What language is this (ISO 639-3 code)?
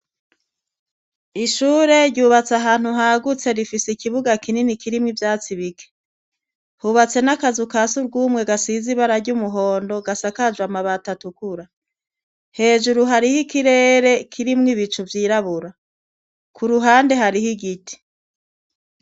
run